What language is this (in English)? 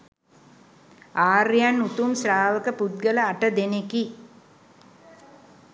Sinhala